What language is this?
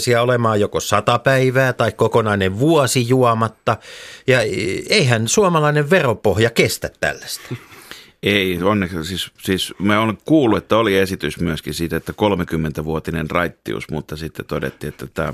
Finnish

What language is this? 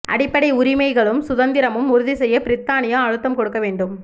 Tamil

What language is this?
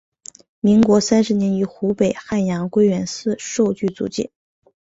Chinese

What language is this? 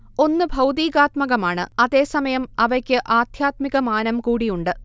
Malayalam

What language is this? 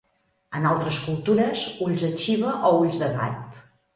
Catalan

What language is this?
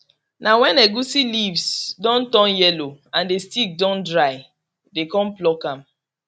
Nigerian Pidgin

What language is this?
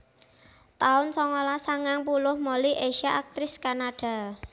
Javanese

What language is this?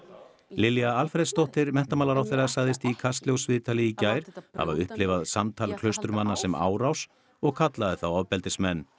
Icelandic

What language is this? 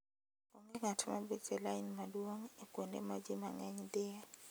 Luo (Kenya and Tanzania)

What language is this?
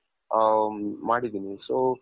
Kannada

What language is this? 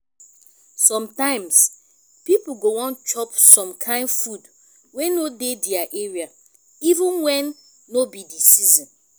Nigerian Pidgin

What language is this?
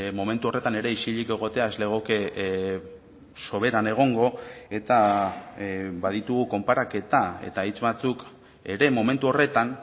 Basque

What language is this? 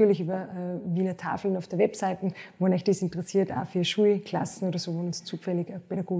German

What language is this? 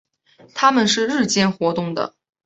Chinese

